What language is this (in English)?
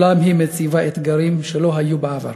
Hebrew